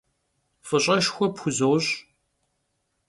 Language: Kabardian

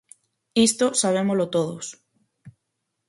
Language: Galician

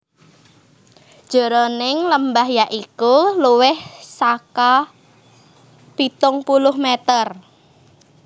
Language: Javanese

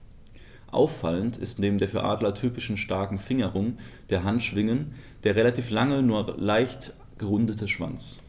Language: German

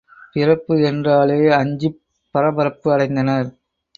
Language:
Tamil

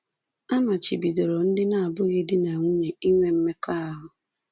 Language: Igbo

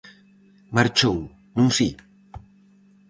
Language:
Galician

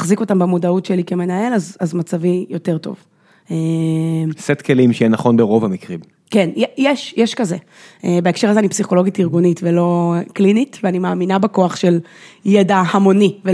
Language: Hebrew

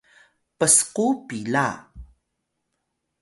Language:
Atayal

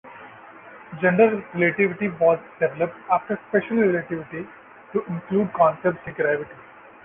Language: English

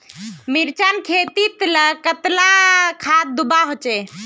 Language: Magahi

